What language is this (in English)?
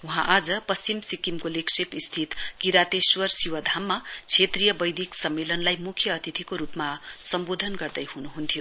Nepali